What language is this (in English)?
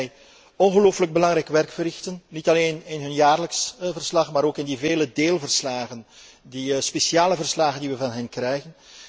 Dutch